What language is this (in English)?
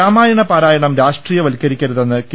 Malayalam